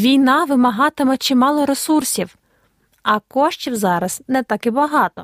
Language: Ukrainian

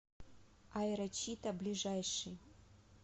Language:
Russian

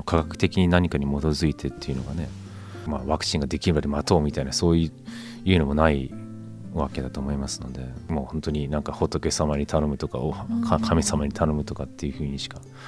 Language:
Japanese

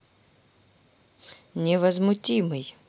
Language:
Russian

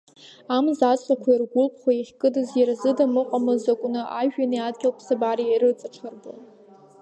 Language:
Abkhazian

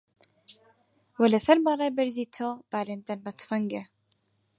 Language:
Central Kurdish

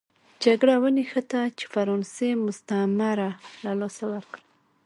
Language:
Pashto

